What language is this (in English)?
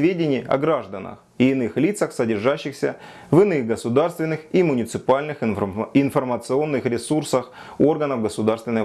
Russian